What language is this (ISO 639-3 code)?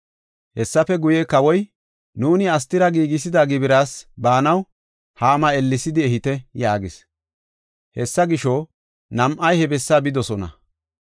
gof